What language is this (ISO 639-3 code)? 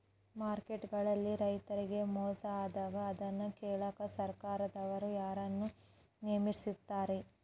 kan